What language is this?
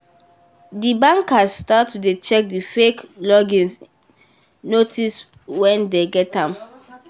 Nigerian Pidgin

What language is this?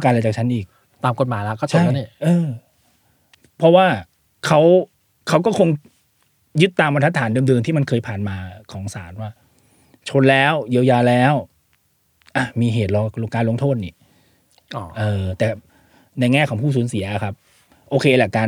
Thai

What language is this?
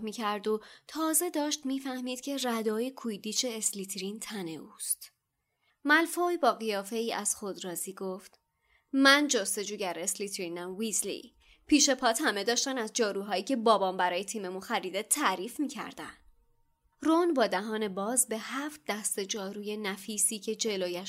Persian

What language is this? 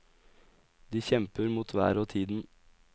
Norwegian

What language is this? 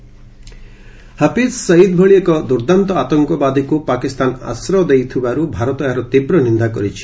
Odia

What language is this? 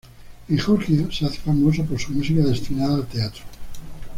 Spanish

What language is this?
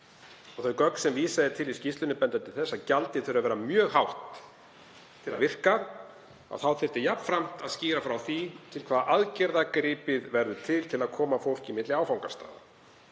Icelandic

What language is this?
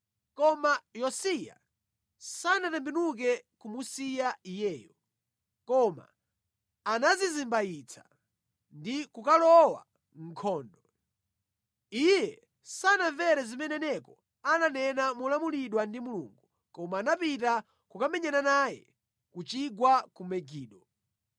Nyanja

